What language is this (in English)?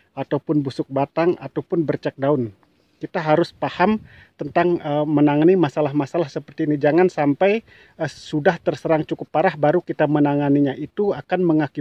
Indonesian